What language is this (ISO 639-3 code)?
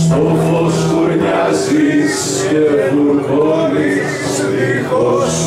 ell